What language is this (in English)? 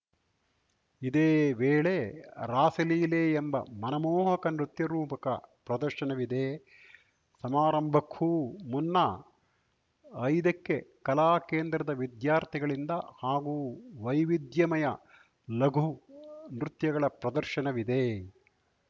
Kannada